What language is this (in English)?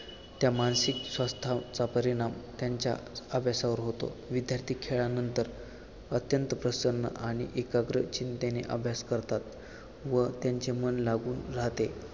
Marathi